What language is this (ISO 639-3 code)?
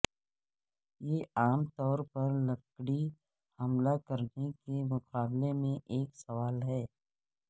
urd